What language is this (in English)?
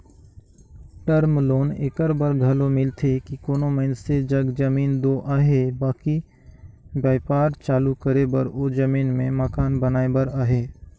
Chhattisgarhi